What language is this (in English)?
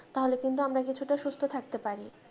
Bangla